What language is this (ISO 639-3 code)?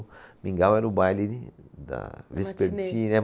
por